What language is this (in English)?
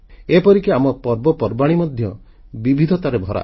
Odia